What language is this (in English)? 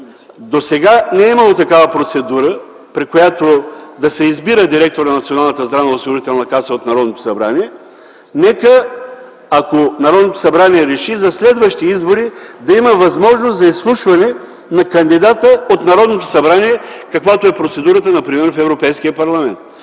Bulgarian